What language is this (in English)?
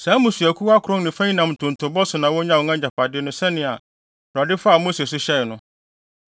Akan